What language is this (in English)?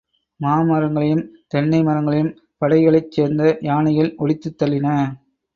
Tamil